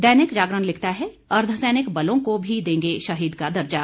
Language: Hindi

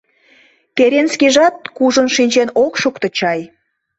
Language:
Mari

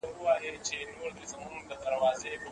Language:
Pashto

